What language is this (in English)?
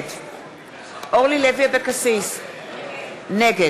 Hebrew